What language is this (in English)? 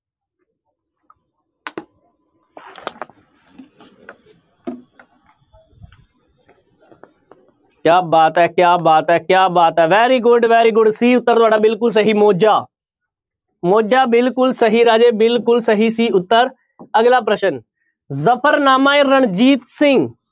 Punjabi